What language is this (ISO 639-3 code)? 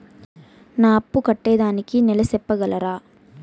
tel